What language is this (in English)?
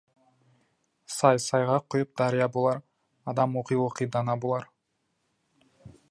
Kazakh